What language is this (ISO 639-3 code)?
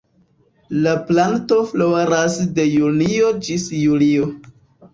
epo